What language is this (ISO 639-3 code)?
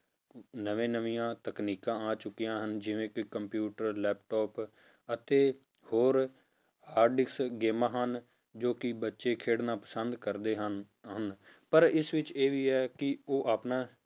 pan